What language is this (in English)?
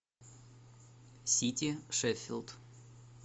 Russian